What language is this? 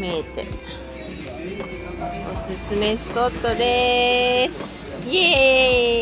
Japanese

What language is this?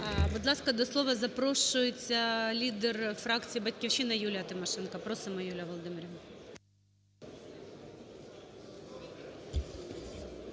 Ukrainian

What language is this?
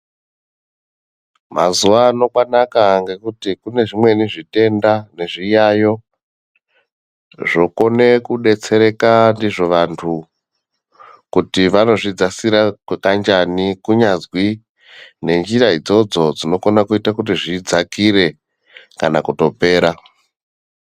Ndau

